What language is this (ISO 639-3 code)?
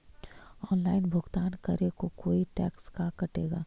mag